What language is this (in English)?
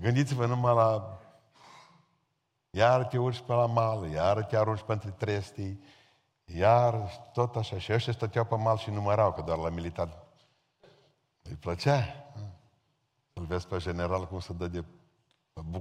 Romanian